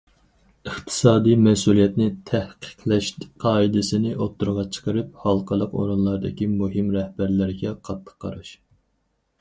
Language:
Uyghur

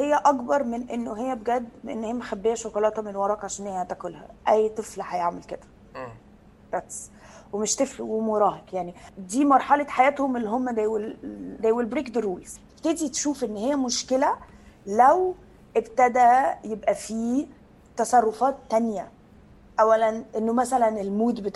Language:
Arabic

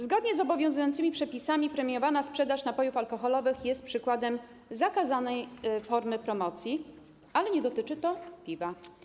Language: Polish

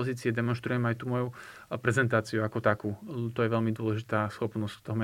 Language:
Slovak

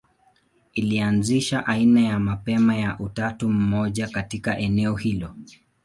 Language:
Swahili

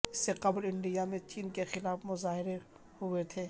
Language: Urdu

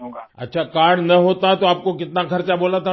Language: Urdu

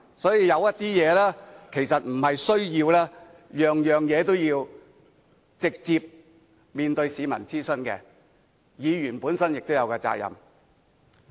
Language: Cantonese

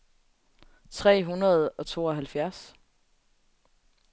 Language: Danish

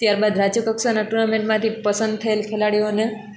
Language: Gujarati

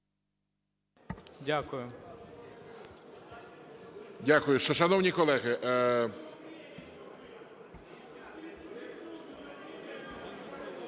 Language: Ukrainian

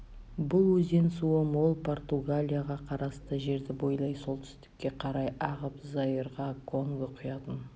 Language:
Kazakh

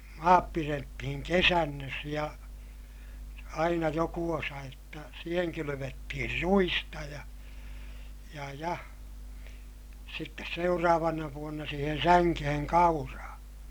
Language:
Finnish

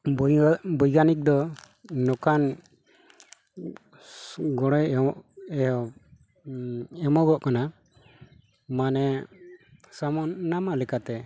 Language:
Santali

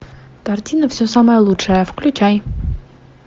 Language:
Russian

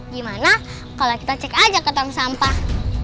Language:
Indonesian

